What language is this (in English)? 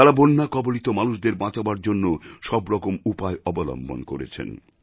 Bangla